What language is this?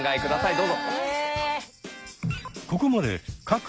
Japanese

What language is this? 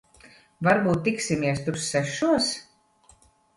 Latvian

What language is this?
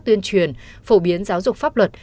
Vietnamese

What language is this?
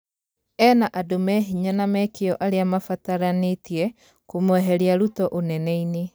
Kikuyu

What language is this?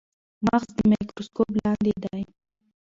Pashto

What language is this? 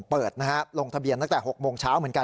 Thai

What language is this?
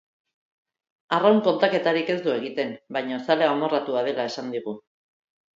Basque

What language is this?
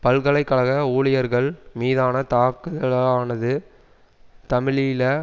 Tamil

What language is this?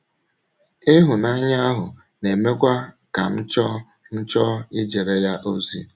Igbo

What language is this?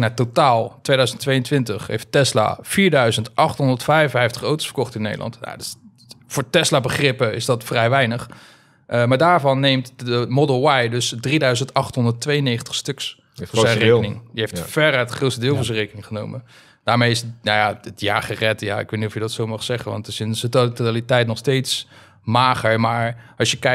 Dutch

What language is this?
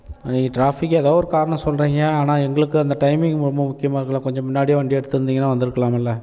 Tamil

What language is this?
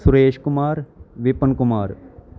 Punjabi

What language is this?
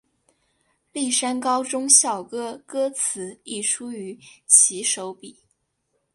Chinese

